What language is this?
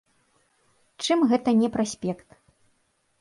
Belarusian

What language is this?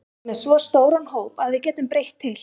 Icelandic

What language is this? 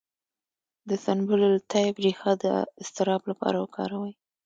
Pashto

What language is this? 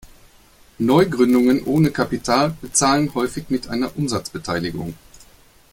German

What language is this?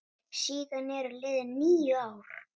Icelandic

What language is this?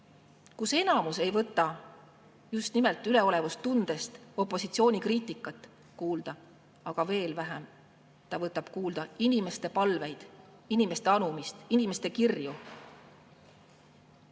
Estonian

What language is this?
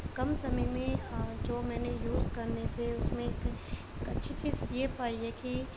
Urdu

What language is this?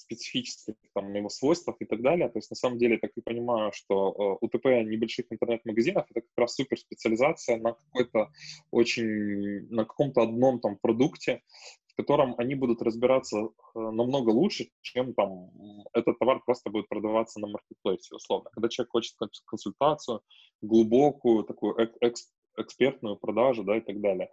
Russian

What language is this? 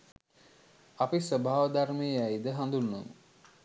Sinhala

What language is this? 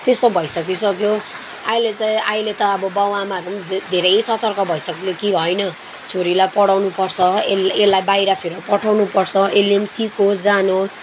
Nepali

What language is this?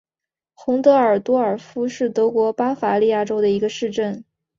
Chinese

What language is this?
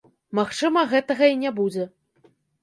Belarusian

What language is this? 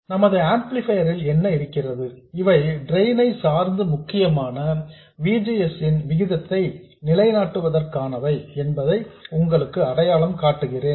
Tamil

